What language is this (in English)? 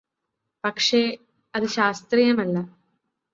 Malayalam